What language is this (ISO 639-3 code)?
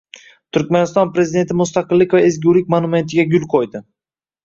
uzb